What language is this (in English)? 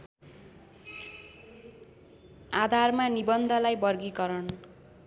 Nepali